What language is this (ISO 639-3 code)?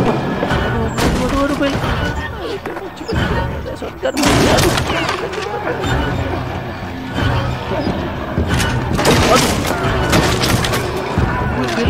ind